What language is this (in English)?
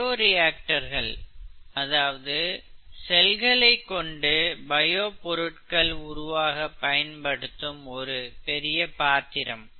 Tamil